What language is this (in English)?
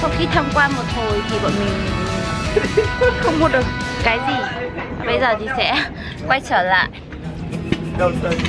Vietnamese